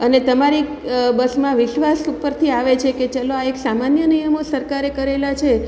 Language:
Gujarati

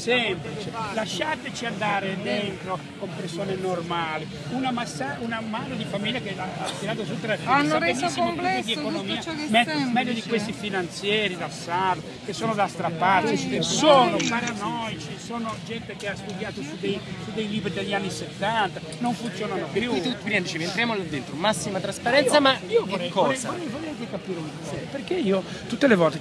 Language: Italian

